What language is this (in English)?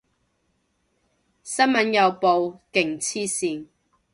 Cantonese